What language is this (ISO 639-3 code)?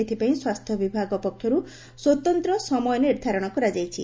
ori